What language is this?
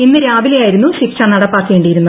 Malayalam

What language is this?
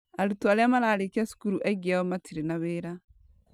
Kikuyu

